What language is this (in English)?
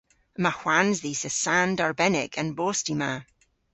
Cornish